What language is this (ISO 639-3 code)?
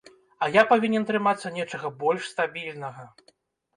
bel